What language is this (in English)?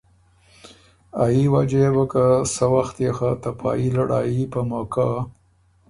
Ormuri